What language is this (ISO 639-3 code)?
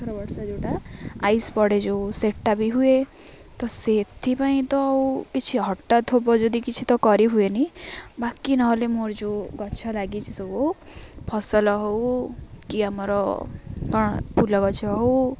ori